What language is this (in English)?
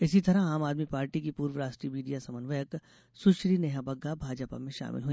Hindi